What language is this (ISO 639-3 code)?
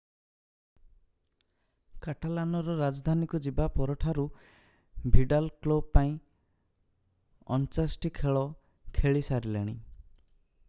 ori